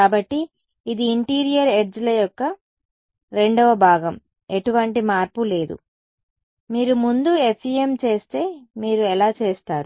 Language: Telugu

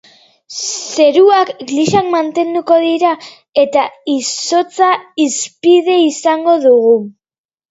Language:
Basque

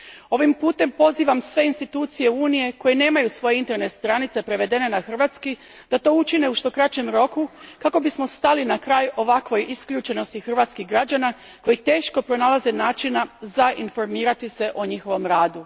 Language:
Croatian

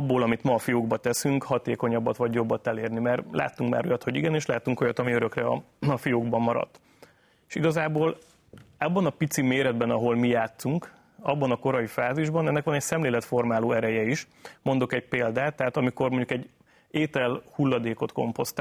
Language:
Hungarian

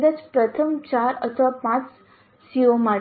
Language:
Gujarati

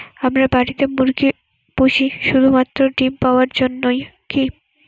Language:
Bangla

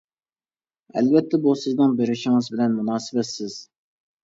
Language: Uyghur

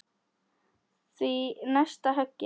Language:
Icelandic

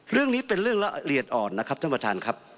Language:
Thai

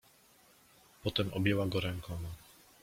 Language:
Polish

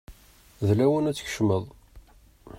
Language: Kabyle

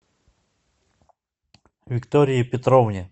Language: Russian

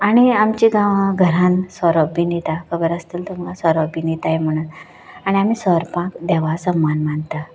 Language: Konkani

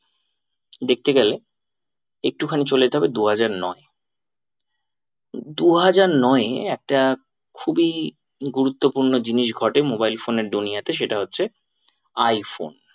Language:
Bangla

